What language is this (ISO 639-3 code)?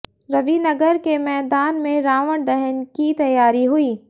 hin